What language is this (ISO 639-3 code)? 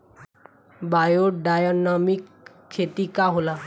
bho